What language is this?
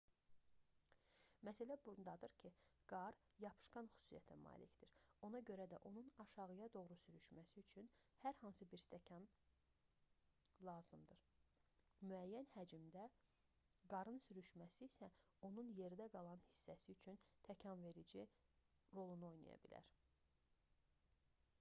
Azerbaijani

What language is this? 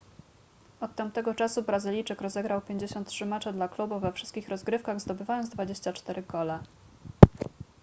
Polish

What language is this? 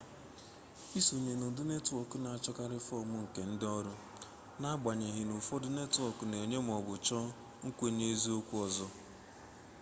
Igbo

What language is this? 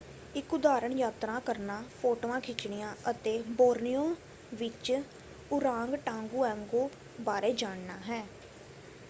Punjabi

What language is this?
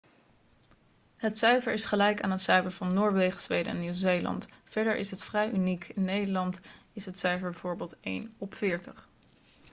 Dutch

